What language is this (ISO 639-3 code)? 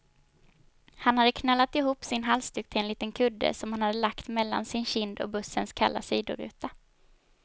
swe